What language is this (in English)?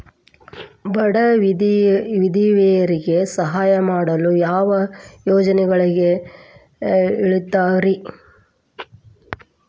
Kannada